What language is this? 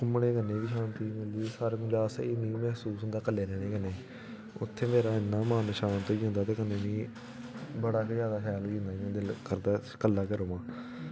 Dogri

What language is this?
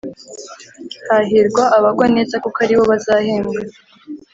Kinyarwanda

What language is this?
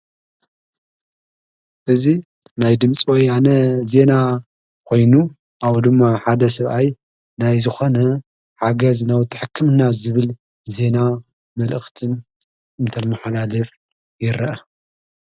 Tigrinya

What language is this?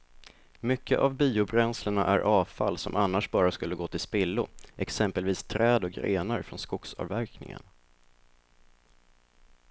Swedish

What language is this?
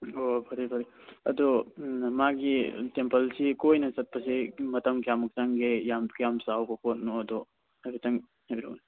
Manipuri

